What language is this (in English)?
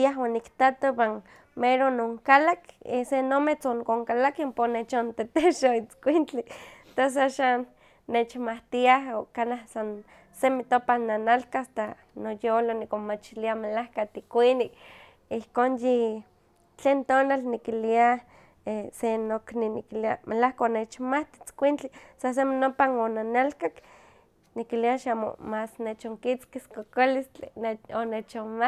Huaxcaleca Nahuatl